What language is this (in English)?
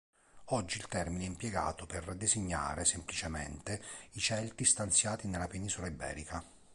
Italian